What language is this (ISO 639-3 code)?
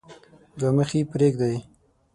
pus